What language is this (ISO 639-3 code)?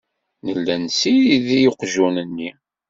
kab